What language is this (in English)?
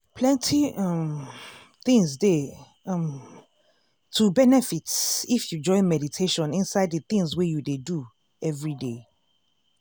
Nigerian Pidgin